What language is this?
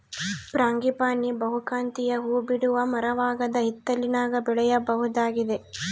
Kannada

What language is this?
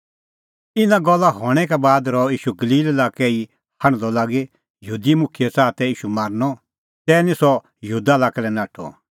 Kullu Pahari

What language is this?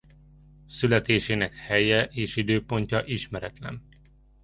Hungarian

